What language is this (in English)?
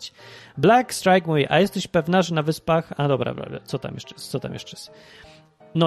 Polish